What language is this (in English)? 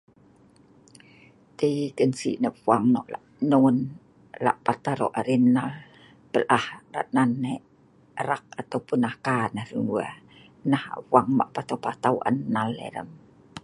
Sa'ban